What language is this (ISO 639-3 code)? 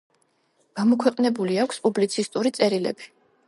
kat